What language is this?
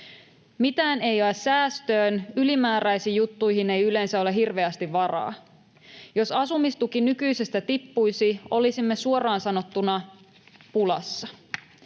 Finnish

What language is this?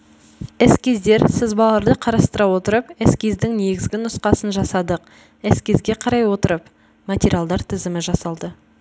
Kazakh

